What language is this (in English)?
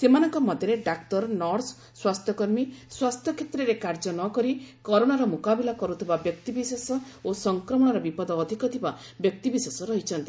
Odia